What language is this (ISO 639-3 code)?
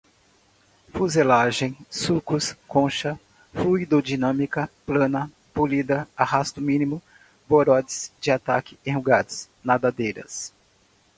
por